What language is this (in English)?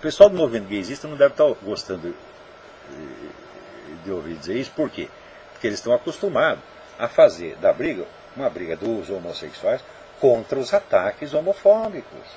Portuguese